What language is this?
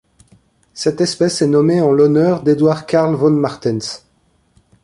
French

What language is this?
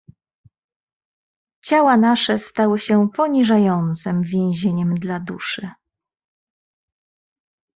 Polish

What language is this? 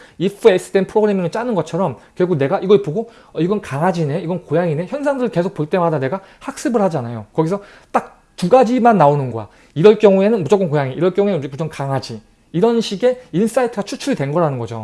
Korean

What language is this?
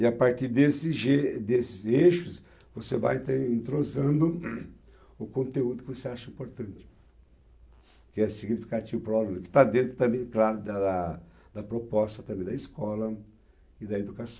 Portuguese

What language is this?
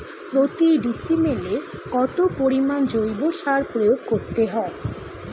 Bangla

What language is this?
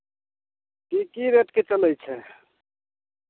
Maithili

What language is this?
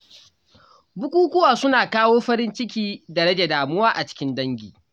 Hausa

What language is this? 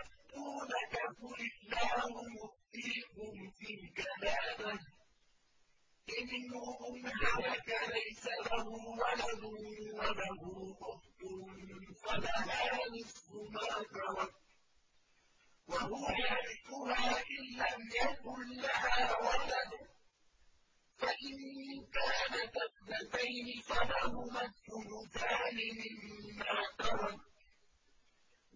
Arabic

